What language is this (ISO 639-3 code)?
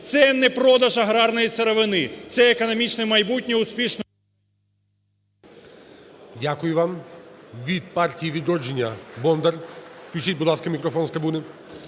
ukr